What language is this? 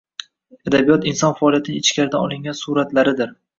Uzbek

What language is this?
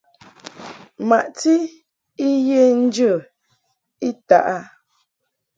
Mungaka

